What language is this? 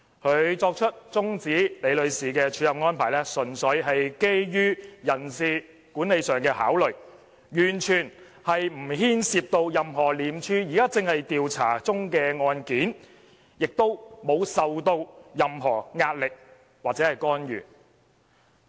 Cantonese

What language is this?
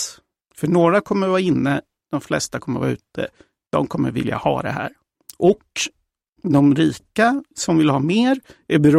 Swedish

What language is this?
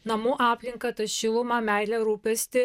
Lithuanian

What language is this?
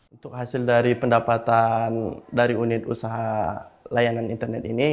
Indonesian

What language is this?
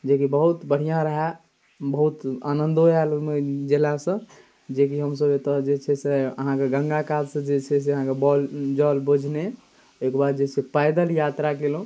Maithili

